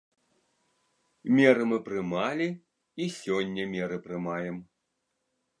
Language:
Belarusian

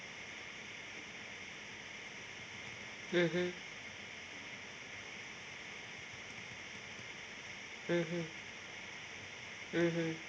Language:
English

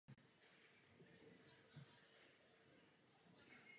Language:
Czech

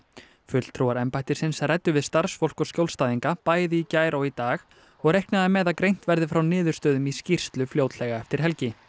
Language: Icelandic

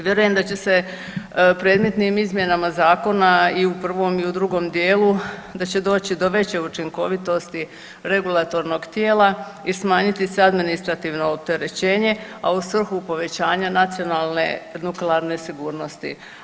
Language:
Croatian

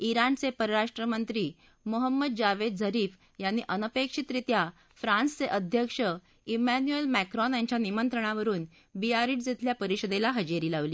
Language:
Marathi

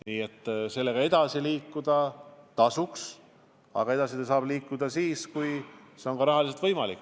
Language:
Estonian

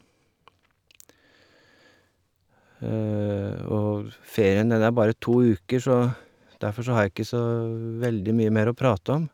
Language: Norwegian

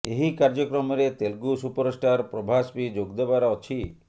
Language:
Odia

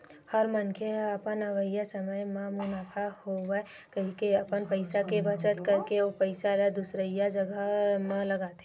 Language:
Chhattisgarhi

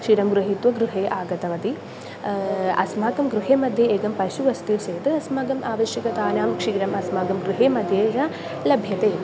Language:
Sanskrit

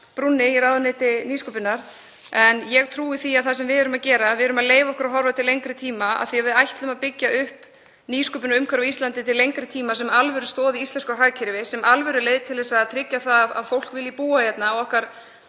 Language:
Icelandic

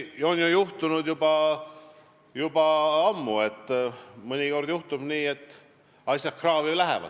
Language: Estonian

